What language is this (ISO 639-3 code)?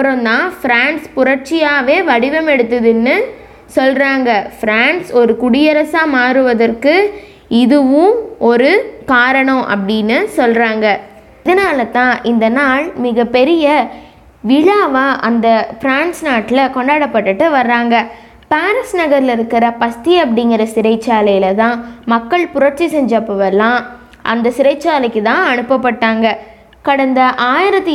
tam